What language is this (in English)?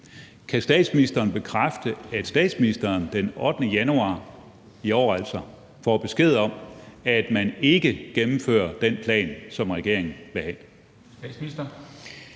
Danish